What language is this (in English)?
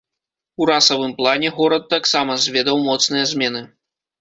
Belarusian